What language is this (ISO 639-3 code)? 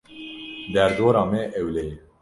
kur